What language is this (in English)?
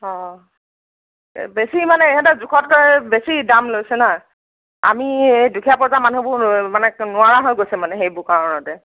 Assamese